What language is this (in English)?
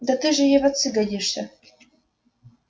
Russian